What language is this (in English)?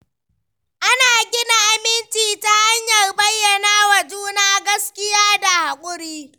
Hausa